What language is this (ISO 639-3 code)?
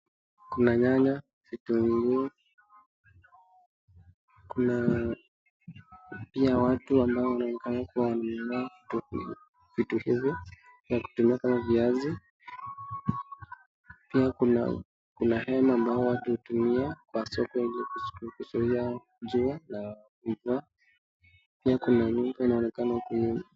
swa